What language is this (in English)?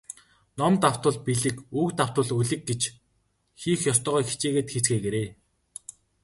Mongolian